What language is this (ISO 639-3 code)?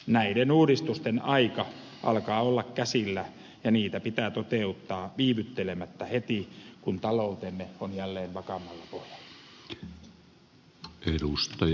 fin